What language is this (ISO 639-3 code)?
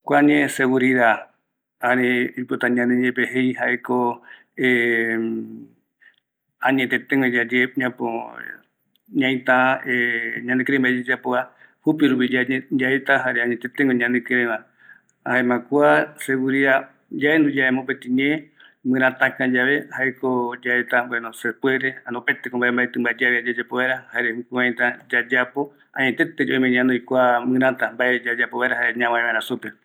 gui